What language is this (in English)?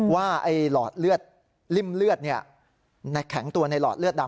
Thai